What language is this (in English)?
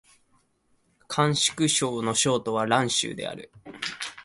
Japanese